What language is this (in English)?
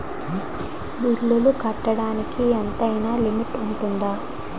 Telugu